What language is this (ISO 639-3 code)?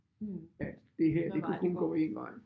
dan